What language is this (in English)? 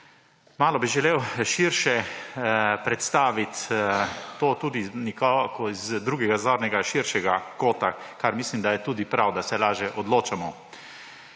Slovenian